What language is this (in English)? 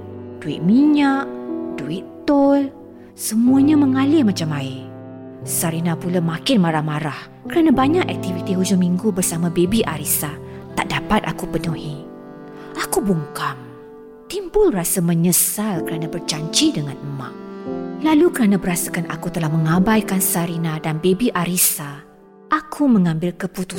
Malay